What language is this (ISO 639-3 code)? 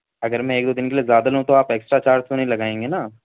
urd